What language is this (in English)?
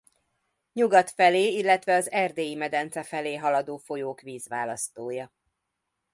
Hungarian